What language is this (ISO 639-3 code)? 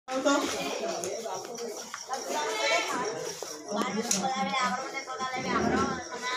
ara